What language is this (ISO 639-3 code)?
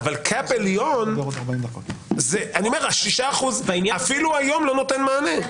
heb